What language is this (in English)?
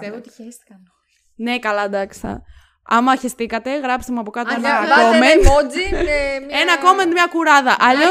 Greek